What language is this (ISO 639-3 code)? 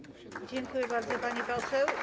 pol